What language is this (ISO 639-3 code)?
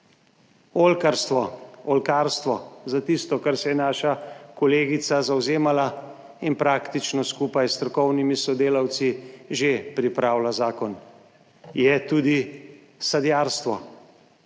slv